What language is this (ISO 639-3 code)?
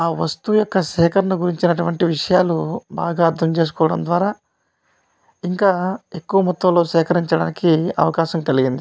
tel